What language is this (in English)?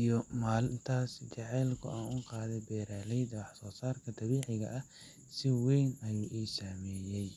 Somali